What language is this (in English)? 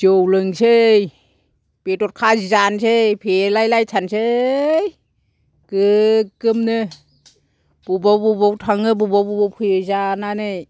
Bodo